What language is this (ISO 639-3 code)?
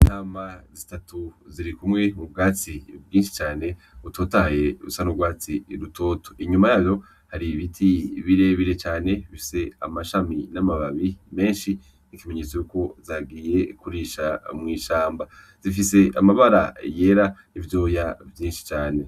run